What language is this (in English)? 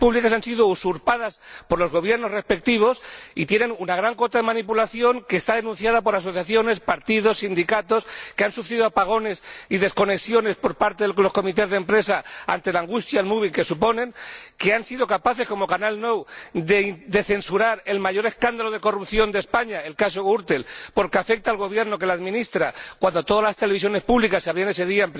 Spanish